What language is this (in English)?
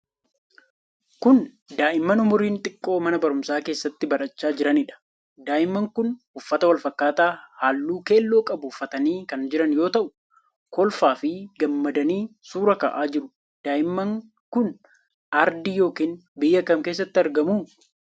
Oromo